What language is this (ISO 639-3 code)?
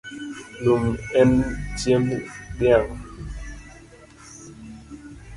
luo